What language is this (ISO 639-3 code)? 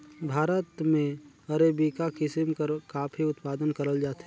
hne